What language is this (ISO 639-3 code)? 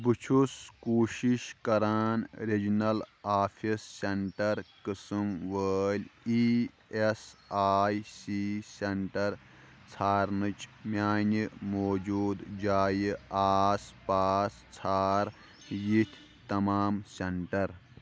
kas